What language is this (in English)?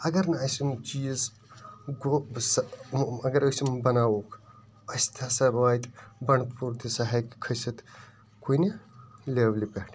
Kashmiri